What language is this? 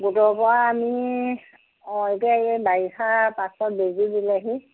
Assamese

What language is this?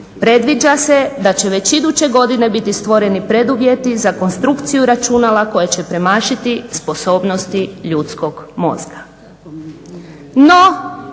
Croatian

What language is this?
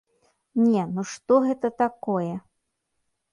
Belarusian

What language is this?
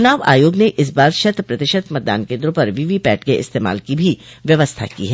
Hindi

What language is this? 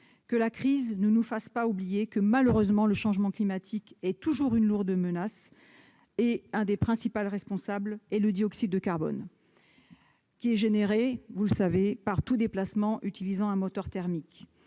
French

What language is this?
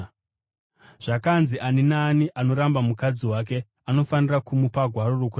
Shona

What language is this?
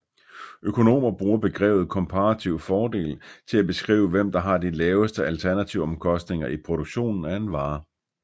Danish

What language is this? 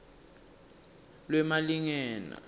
Swati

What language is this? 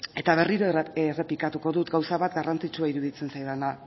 Basque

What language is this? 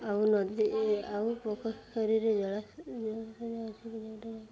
Odia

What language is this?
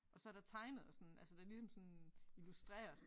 Danish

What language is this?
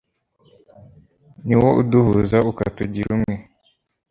Kinyarwanda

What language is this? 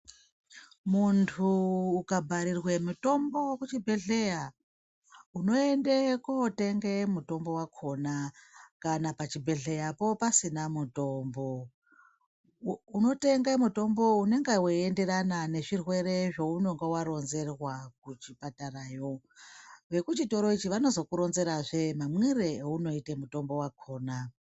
Ndau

